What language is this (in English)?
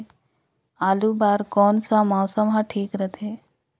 Chhattisgarhi